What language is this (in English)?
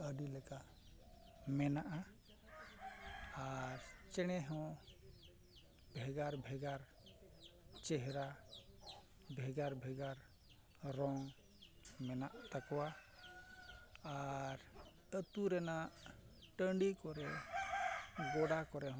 Santali